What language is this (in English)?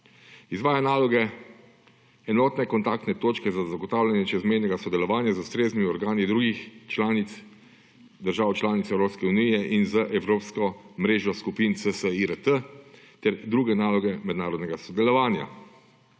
Slovenian